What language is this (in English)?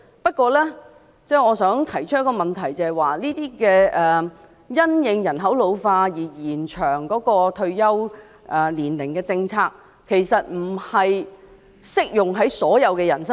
Cantonese